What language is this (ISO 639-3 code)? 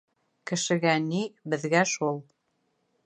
bak